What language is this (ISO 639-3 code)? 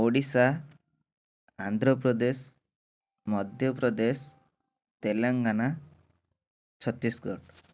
ori